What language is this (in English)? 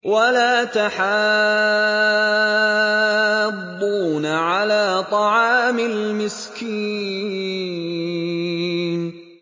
Arabic